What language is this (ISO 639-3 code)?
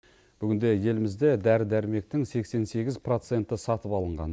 kaz